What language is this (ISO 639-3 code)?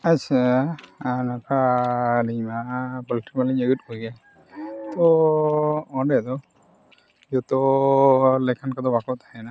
sat